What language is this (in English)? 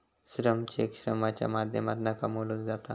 Marathi